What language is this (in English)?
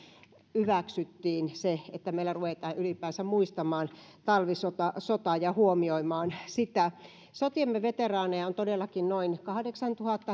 Finnish